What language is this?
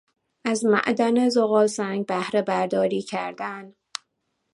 Persian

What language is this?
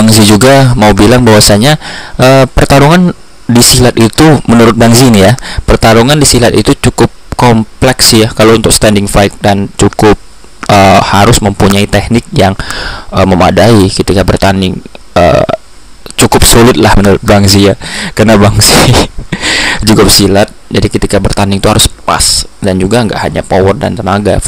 Indonesian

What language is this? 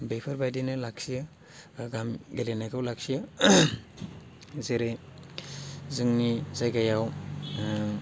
Bodo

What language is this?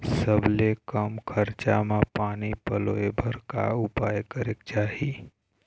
Chhattisgarhi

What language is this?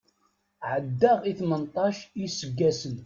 Kabyle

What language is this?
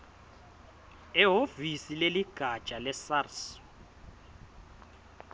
Swati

